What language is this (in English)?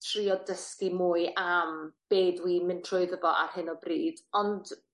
Welsh